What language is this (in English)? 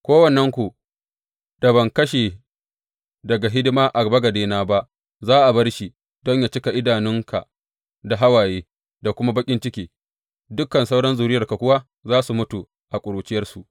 Hausa